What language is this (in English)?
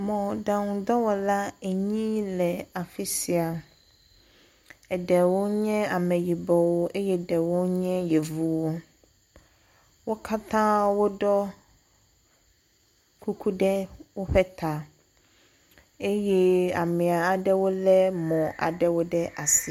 Ewe